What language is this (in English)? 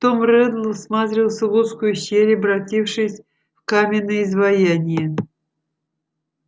Russian